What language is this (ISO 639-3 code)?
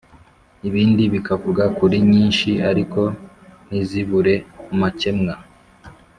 kin